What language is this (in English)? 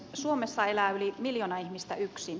Finnish